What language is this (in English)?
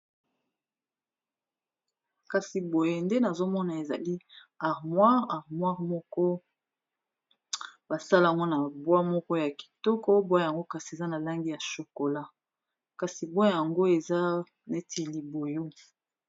Lingala